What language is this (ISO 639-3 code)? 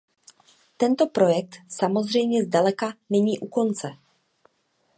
ces